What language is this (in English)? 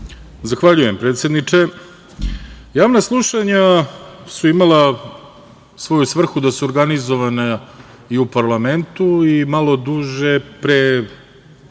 Serbian